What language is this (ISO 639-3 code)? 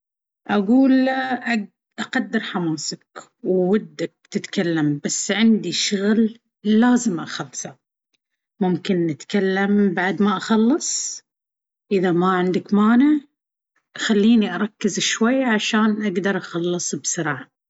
abv